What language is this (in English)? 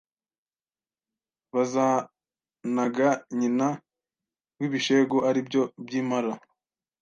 Kinyarwanda